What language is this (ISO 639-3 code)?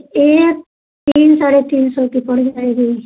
hin